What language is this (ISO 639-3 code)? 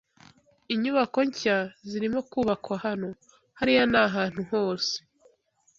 kin